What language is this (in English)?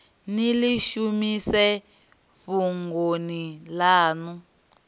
Venda